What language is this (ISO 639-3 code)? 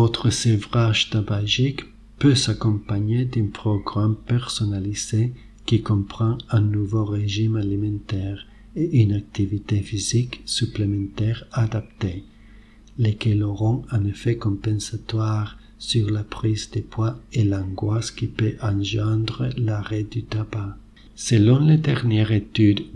fra